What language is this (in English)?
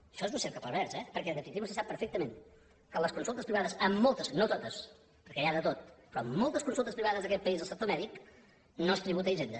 Catalan